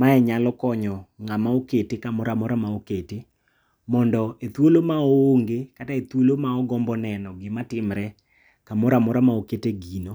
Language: Luo (Kenya and Tanzania)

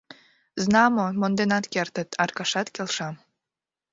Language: Mari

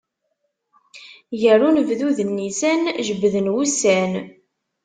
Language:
Kabyle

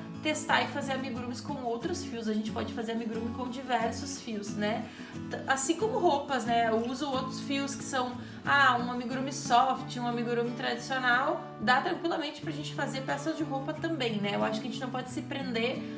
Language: Portuguese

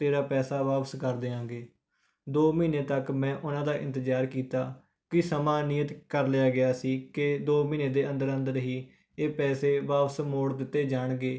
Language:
Punjabi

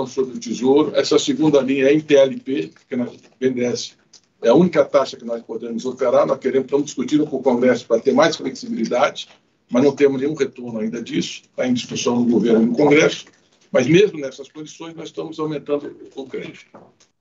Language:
Portuguese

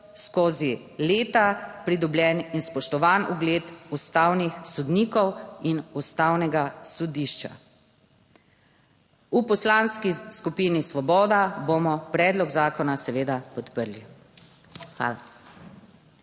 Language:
Slovenian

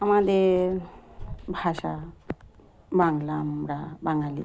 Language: Bangla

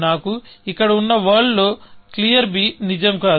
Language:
Telugu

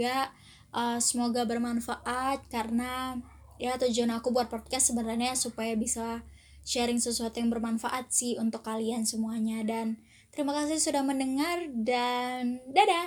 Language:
Indonesian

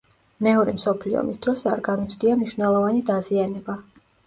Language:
Georgian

